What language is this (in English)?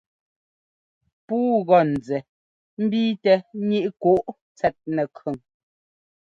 Ngomba